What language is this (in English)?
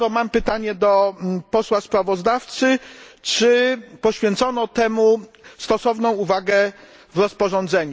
Polish